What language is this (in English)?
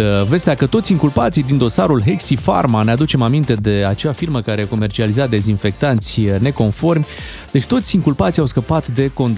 Romanian